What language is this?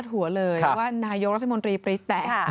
Thai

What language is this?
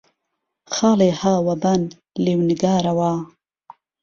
Central Kurdish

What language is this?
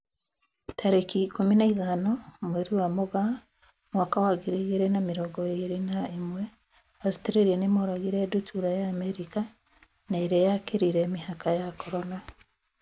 Kikuyu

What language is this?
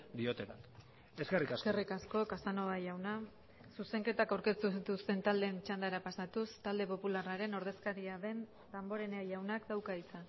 Basque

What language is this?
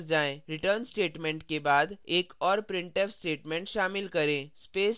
Hindi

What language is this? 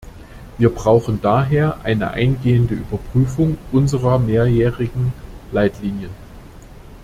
German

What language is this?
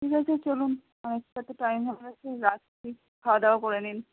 Bangla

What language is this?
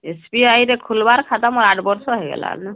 Odia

